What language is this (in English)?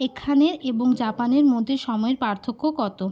Bangla